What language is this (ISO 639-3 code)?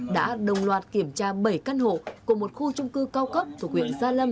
vie